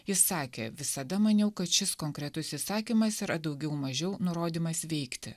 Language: Lithuanian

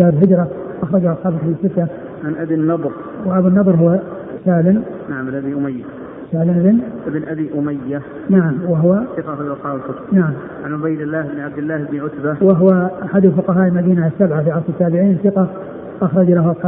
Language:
Arabic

